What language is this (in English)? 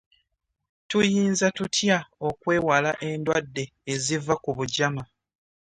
Ganda